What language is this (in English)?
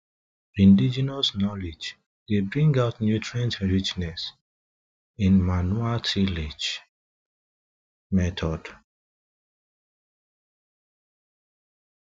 Nigerian Pidgin